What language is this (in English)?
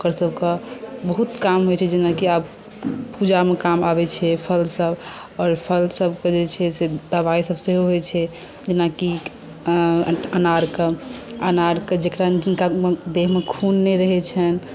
Maithili